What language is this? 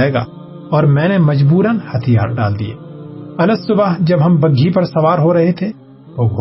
Urdu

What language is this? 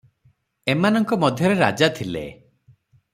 Odia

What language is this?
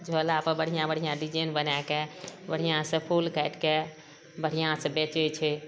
Maithili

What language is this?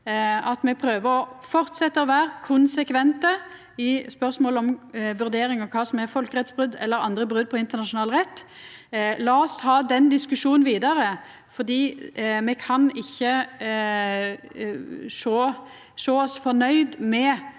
Norwegian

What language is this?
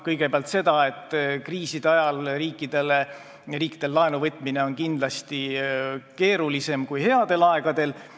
Estonian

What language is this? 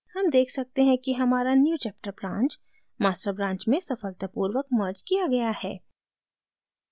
Hindi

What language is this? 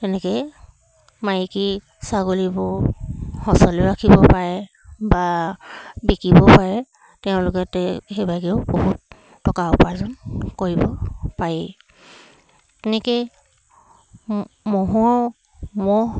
Assamese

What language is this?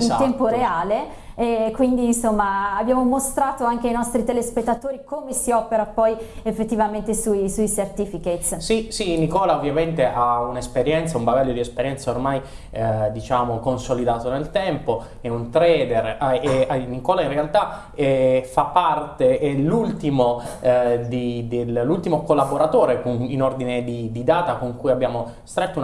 Italian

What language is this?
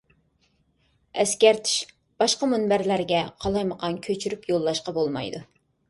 Uyghur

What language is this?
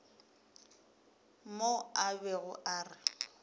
Northern Sotho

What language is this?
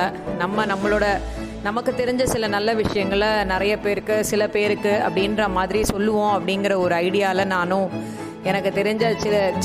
Tamil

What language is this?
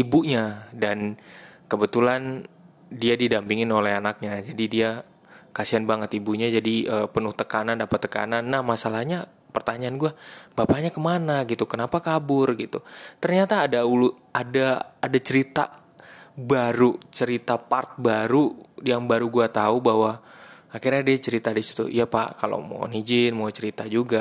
Indonesian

